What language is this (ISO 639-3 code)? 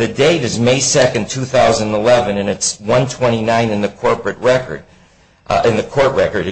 eng